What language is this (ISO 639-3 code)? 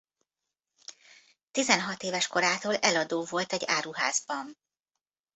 hun